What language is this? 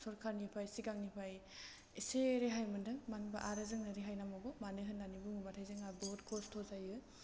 Bodo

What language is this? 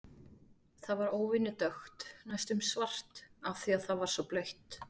Icelandic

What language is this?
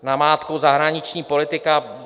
Czech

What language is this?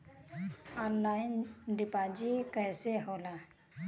Bhojpuri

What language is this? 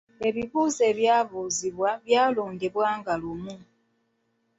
Ganda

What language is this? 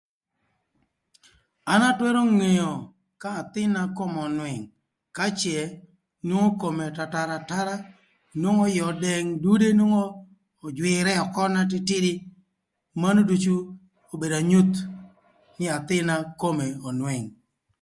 Thur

